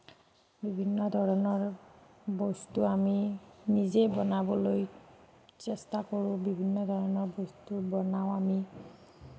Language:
Assamese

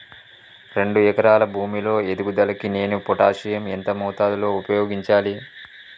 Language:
Telugu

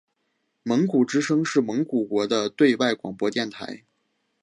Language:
Chinese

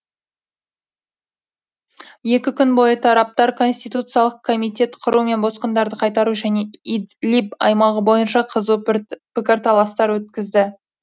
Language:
Kazakh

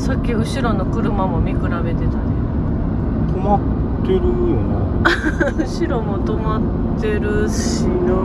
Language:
Japanese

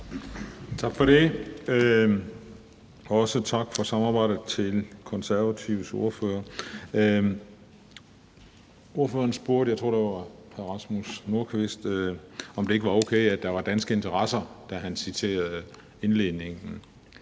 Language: Danish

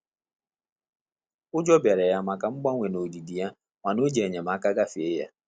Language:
Igbo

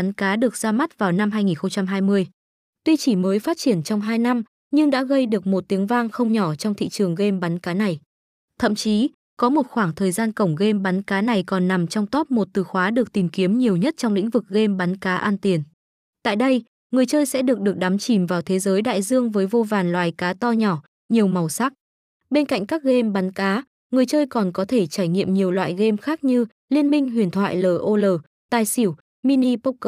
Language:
Vietnamese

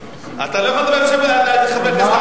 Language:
Hebrew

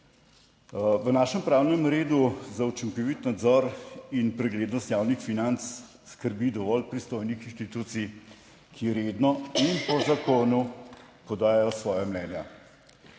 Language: Slovenian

